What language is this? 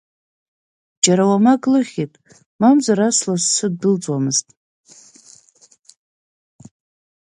Abkhazian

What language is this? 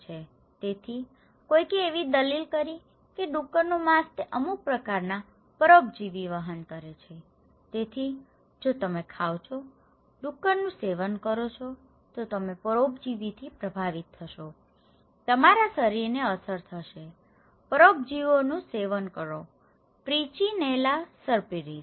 Gujarati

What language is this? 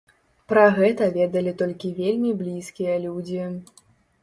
Belarusian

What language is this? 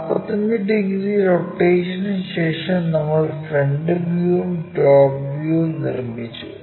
Malayalam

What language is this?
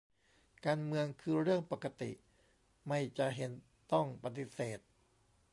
Thai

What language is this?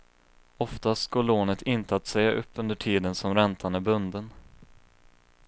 Swedish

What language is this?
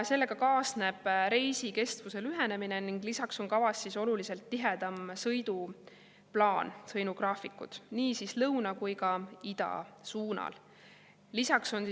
Estonian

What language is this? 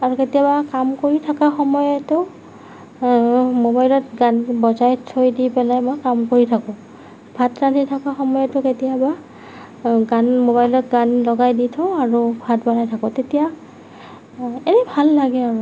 Assamese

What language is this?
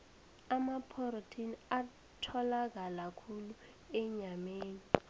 South Ndebele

